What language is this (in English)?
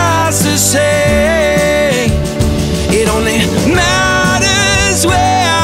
English